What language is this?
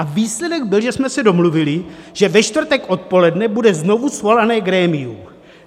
Czech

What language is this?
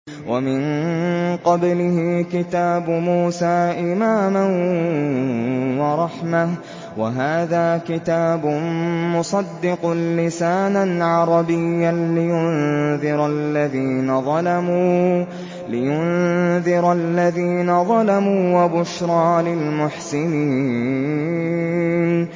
Arabic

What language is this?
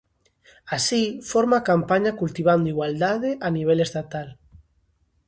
Galician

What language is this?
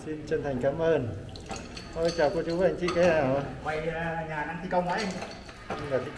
Vietnamese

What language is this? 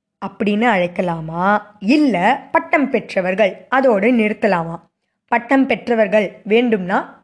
Tamil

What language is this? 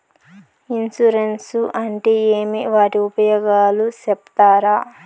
Telugu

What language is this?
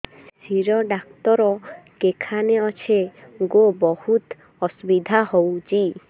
Odia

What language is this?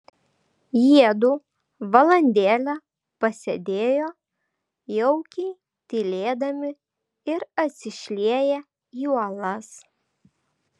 Lithuanian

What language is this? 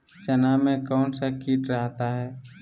Magahi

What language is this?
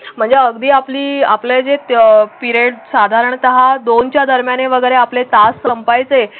Marathi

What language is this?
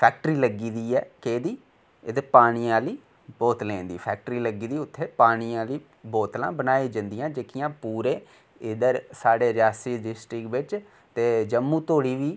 Dogri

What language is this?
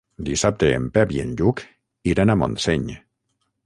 Catalan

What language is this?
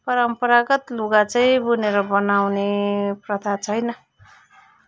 Nepali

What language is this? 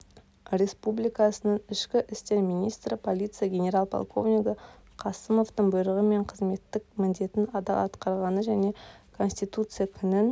Kazakh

